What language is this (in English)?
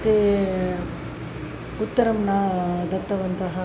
Sanskrit